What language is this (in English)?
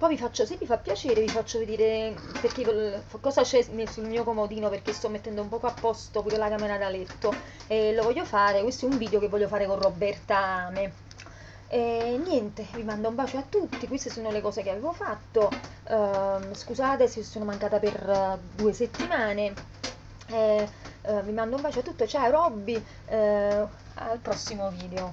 Italian